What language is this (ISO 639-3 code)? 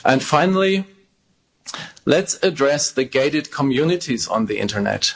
eng